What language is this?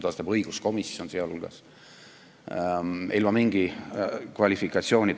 Estonian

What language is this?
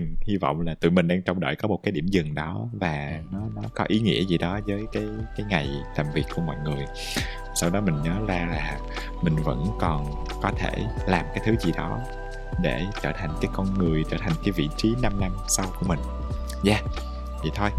Vietnamese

